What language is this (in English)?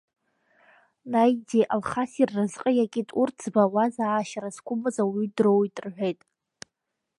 Abkhazian